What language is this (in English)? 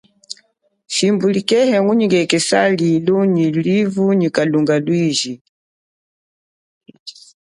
Chokwe